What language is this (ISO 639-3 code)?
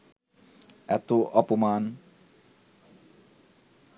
ben